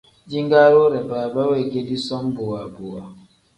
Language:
Tem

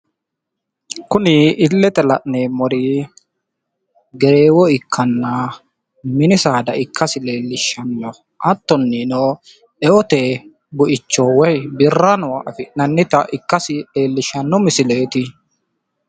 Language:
Sidamo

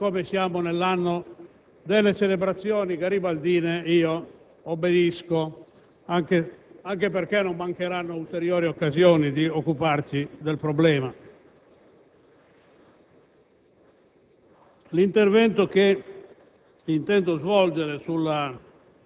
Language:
Italian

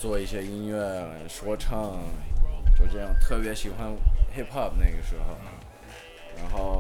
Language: Chinese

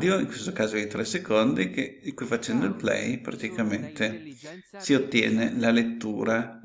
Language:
Italian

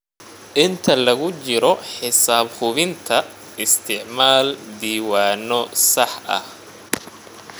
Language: Somali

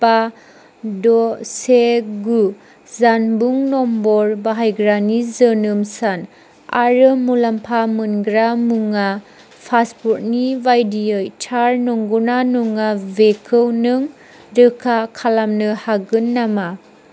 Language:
Bodo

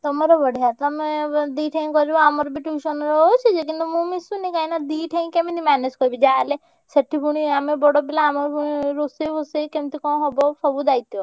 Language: Odia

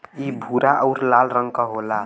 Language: Bhojpuri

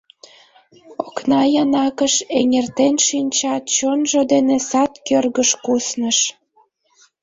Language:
Mari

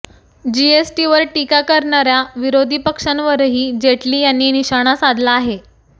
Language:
Marathi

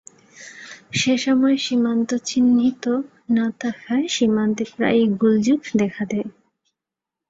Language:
Bangla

